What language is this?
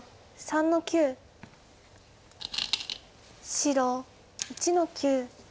Japanese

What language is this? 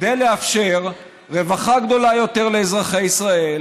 Hebrew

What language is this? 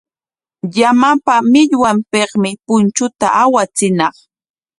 Corongo Ancash Quechua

